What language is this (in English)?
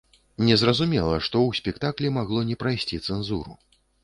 Belarusian